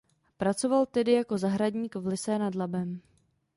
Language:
Czech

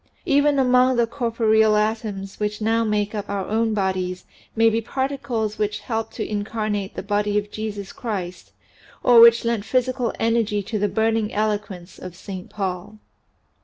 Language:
English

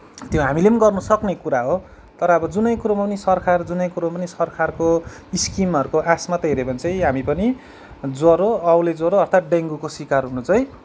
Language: Nepali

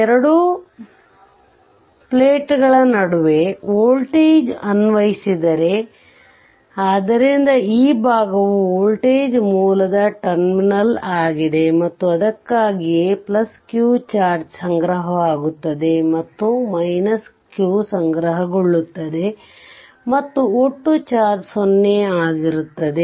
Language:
Kannada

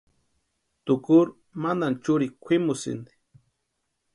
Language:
Western Highland Purepecha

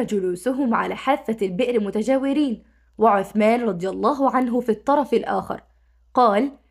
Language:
Arabic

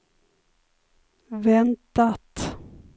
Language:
Swedish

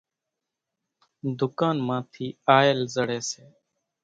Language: Kachi Koli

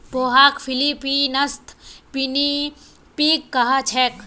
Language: Magahi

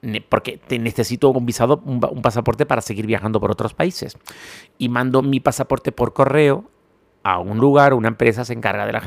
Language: Spanish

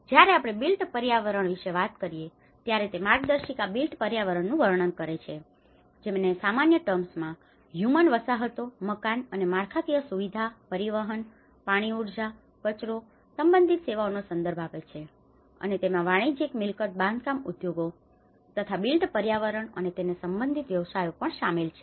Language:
Gujarati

